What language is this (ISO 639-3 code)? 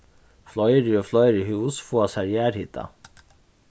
fao